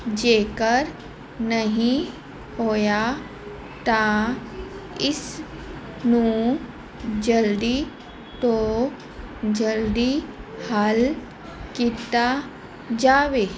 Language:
Punjabi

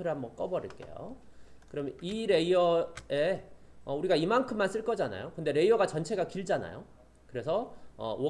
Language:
Korean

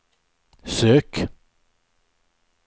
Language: Swedish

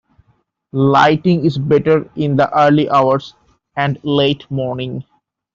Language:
English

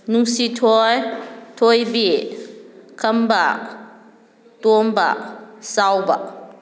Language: Manipuri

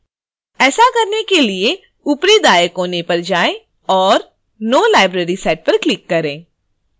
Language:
Hindi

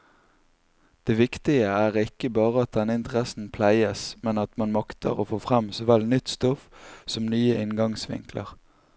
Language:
Norwegian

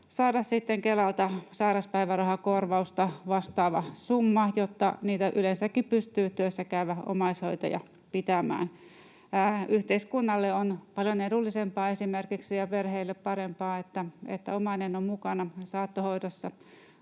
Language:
Finnish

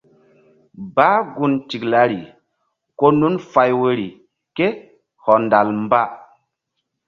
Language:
Mbum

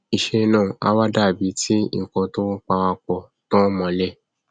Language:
Yoruba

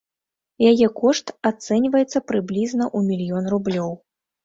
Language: Belarusian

